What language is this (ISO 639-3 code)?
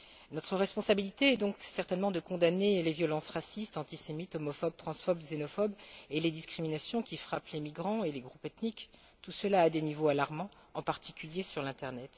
fra